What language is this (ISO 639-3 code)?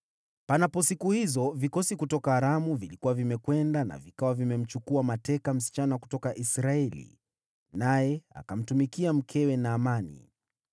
swa